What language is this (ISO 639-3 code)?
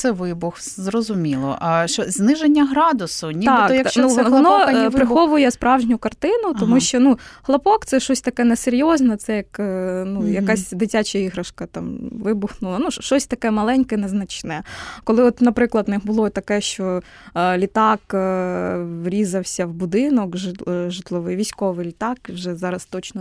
ukr